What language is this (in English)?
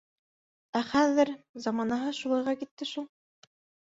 Bashkir